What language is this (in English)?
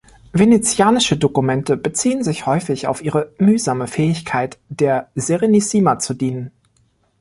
German